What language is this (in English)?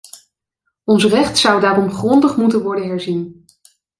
Dutch